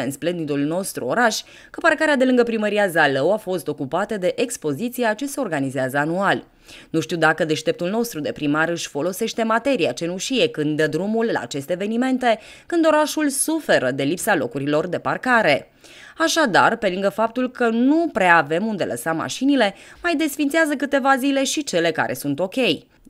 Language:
Romanian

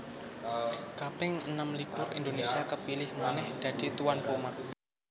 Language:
Javanese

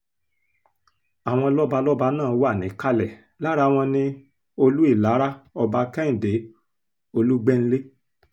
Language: Yoruba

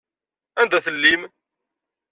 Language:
Kabyle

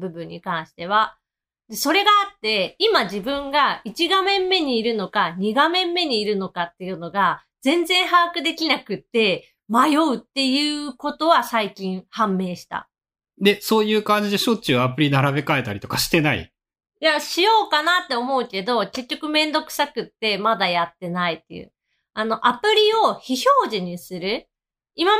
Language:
Japanese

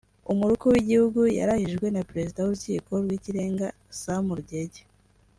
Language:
Kinyarwanda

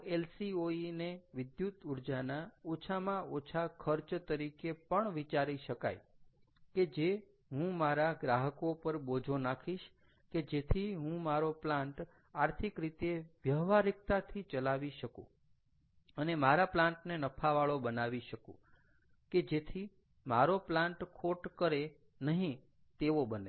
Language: Gujarati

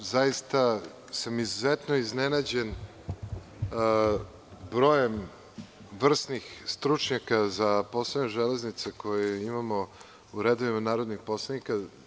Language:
Serbian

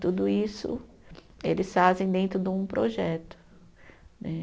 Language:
Portuguese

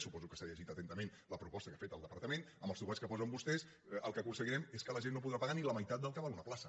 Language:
Catalan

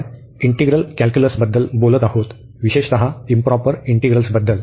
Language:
Marathi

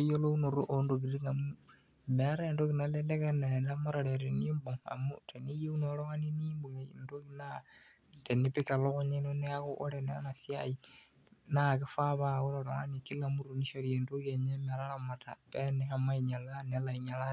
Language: Masai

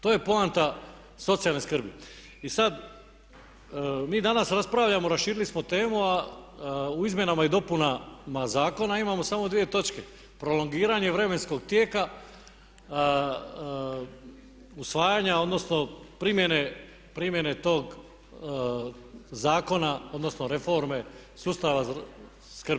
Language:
Croatian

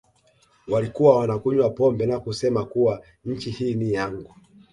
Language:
Swahili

